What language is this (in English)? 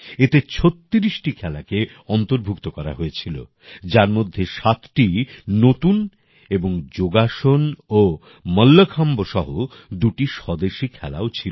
Bangla